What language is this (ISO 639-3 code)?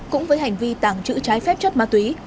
vie